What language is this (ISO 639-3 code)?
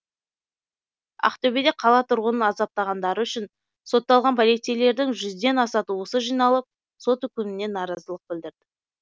kaz